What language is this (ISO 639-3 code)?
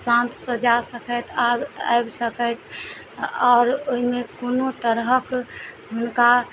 mai